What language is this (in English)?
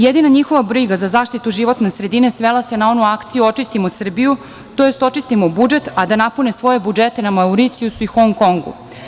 Serbian